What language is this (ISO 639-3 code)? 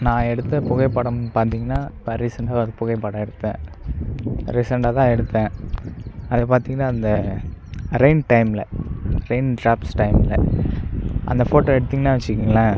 tam